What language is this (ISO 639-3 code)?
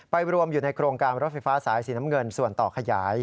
tha